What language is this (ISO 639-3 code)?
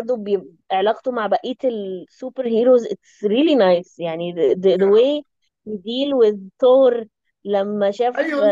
ara